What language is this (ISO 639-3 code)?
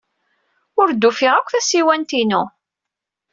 kab